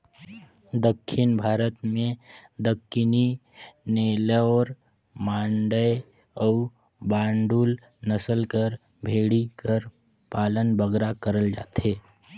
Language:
Chhattisgarhi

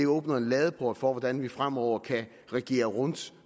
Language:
Danish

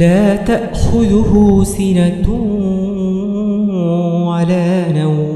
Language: Arabic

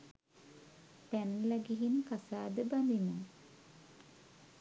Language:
Sinhala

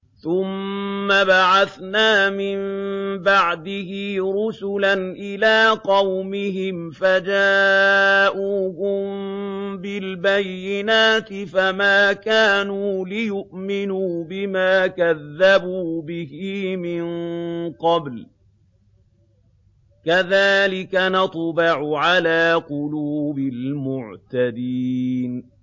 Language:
Arabic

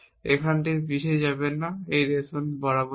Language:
Bangla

